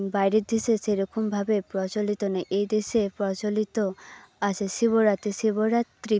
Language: Bangla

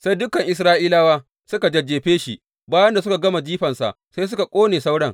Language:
Hausa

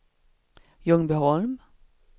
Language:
Swedish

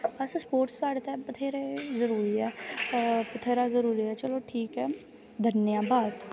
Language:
Dogri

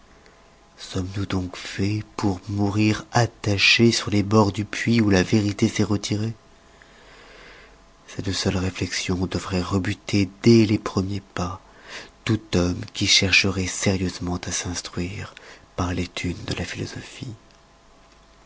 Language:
French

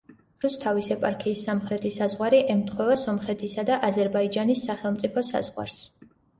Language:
Georgian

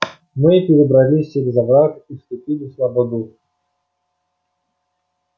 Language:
Russian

